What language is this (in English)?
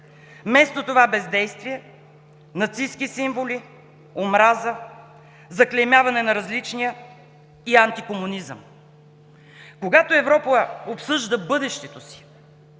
Bulgarian